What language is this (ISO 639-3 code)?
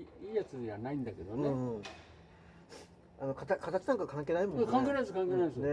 jpn